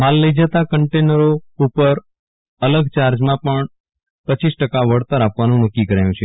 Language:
Gujarati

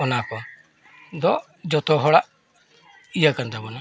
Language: Santali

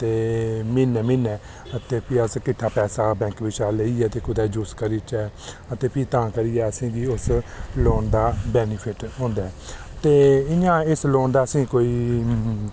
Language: Dogri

